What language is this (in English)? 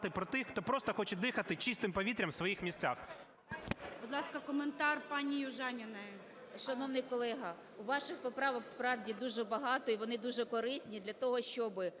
Ukrainian